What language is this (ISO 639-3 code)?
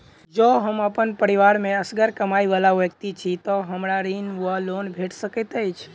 mai